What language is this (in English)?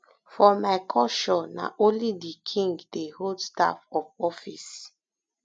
Nigerian Pidgin